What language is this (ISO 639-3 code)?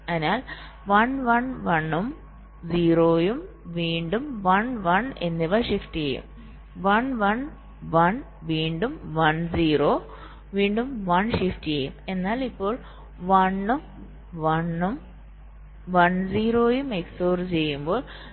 mal